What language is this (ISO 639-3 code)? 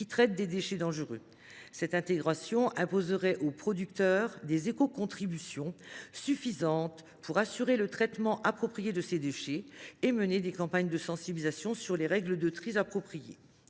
fra